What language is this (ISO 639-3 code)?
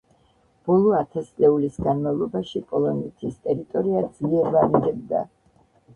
kat